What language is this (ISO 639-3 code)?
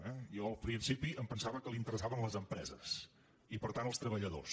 cat